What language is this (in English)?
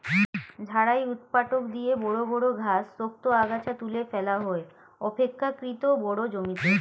Bangla